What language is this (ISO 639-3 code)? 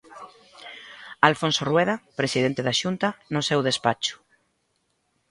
glg